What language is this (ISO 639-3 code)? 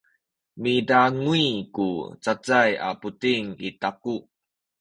szy